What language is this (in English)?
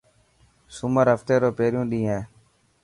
Dhatki